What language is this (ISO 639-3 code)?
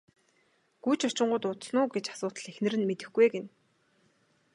mon